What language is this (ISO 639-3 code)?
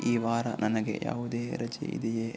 kan